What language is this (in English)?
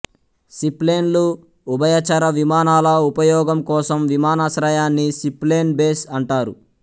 Telugu